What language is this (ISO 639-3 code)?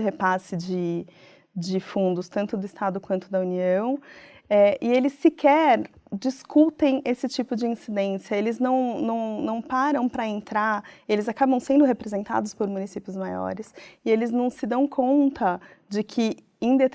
por